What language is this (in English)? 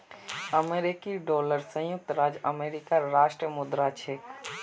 Magahi